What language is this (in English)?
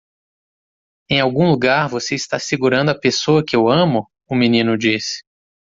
Portuguese